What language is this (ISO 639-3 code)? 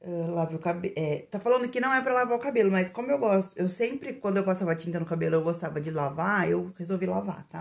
por